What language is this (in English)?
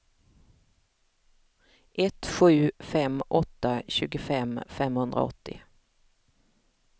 Swedish